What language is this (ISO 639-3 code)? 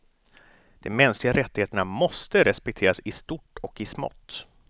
swe